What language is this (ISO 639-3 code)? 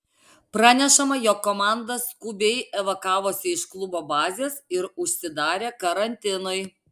lit